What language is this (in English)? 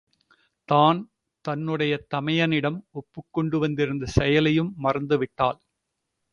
Tamil